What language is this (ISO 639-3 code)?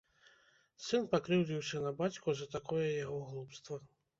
bel